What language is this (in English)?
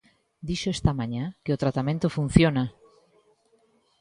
Galician